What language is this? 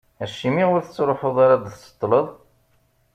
Kabyle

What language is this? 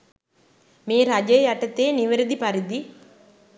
Sinhala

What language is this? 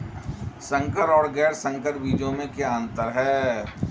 Hindi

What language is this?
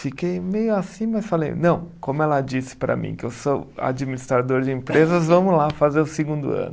Portuguese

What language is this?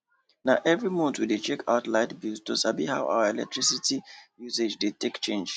Nigerian Pidgin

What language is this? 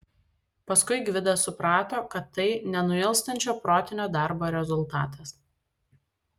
Lithuanian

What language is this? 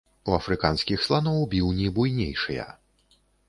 Belarusian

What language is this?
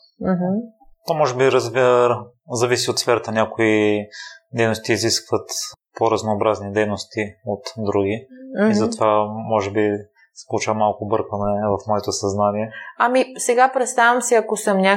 Bulgarian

